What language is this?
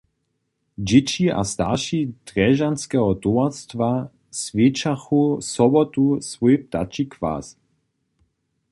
Upper Sorbian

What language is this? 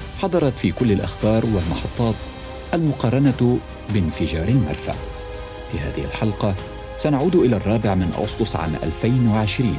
Arabic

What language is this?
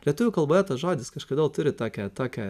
Lithuanian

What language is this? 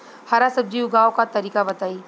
Bhojpuri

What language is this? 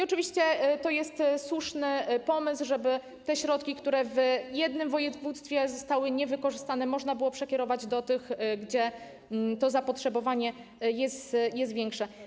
Polish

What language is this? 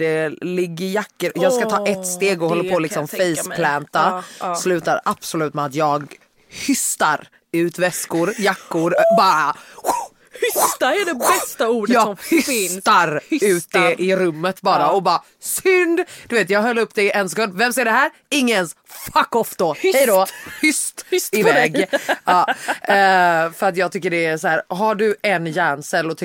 Swedish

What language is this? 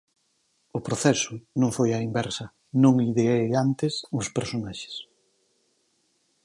Galician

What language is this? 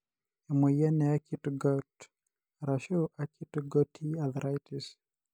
Masai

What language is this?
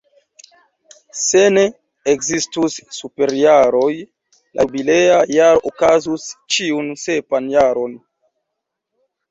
Esperanto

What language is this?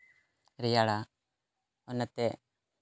Santali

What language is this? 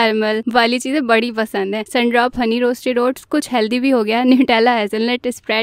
Hindi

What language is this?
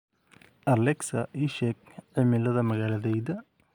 Somali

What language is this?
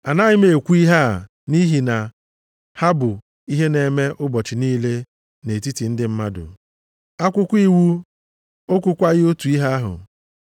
Igbo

